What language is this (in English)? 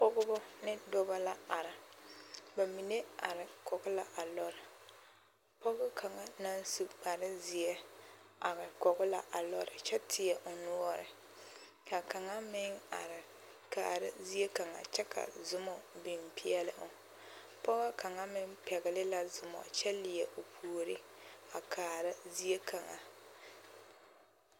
Southern Dagaare